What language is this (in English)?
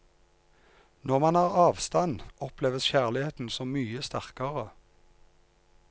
Norwegian